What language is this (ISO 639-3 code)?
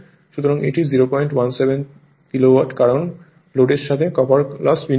ben